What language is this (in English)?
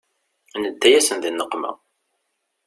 Kabyle